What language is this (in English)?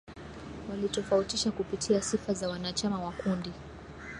Swahili